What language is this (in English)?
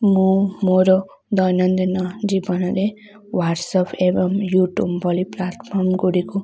Odia